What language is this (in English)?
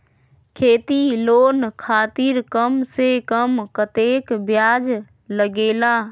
Magahi